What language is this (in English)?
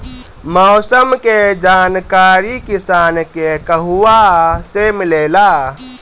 Bhojpuri